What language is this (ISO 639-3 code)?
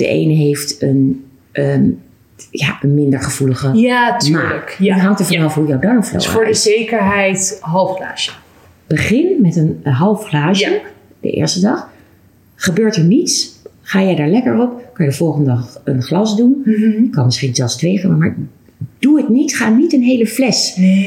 nld